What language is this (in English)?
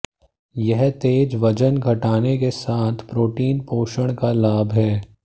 Hindi